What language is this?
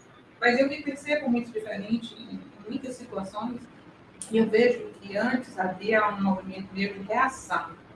Portuguese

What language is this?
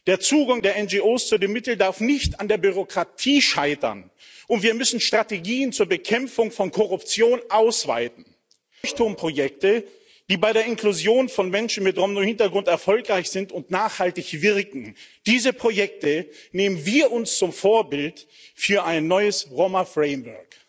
German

